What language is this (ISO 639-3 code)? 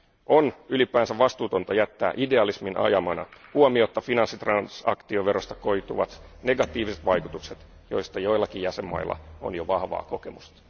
fin